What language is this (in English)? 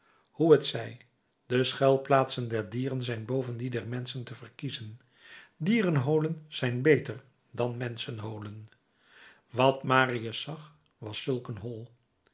Dutch